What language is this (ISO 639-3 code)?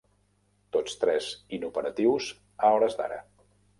cat